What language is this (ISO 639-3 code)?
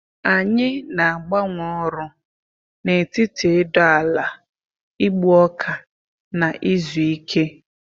ibo